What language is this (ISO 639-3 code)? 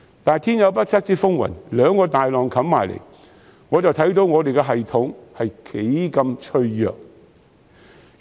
yue